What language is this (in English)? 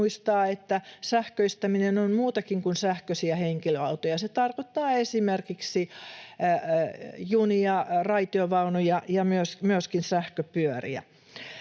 Finnish